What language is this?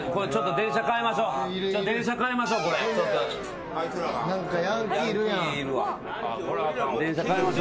Japanese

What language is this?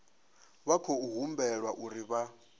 Venda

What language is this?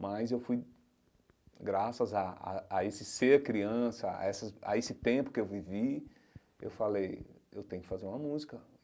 Portuguese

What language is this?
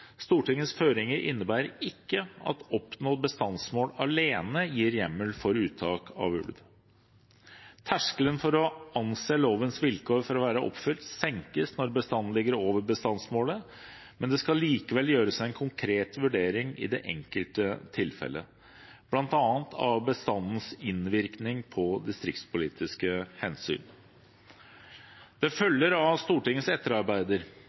Norwegian Bokmål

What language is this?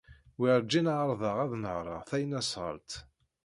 Kabyle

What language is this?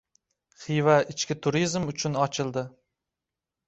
Uzbek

